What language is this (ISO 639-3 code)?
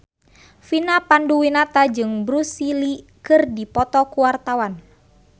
sun